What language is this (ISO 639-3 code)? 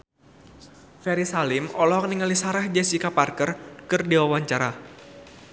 sun